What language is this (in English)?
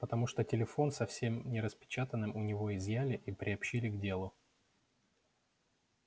Russian